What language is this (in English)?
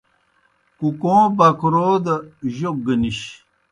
Kohistani Shina